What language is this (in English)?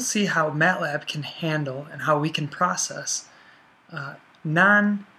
English